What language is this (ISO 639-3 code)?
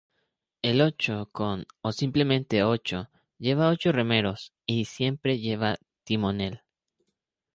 spa